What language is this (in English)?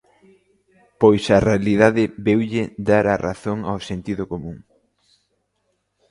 Galician